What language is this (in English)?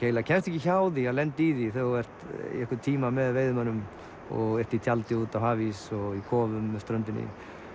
Icelandic